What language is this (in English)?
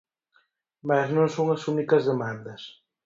Galician